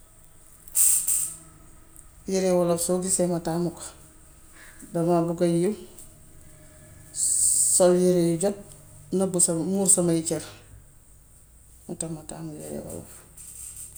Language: Gambian Wolof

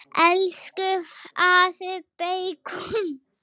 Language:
Icelandic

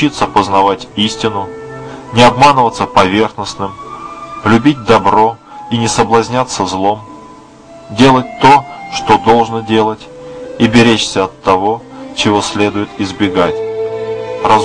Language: Russian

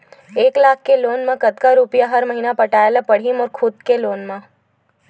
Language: Chhattisgarhi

